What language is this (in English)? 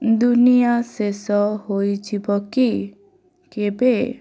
Odia